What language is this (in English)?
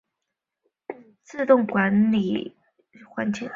Chinese